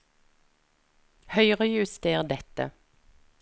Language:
Norwegian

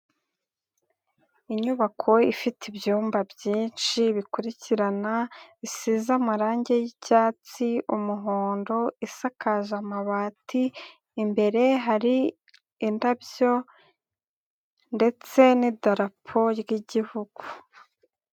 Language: Kinyarwanda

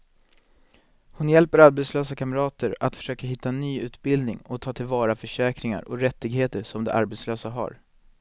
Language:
Swedish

